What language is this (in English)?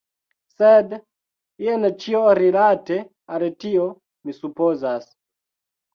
Esperanto